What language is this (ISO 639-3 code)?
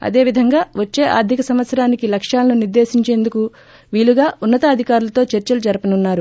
tel